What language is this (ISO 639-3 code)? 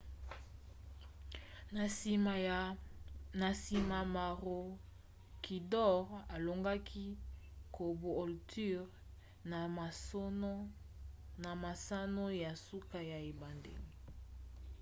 lin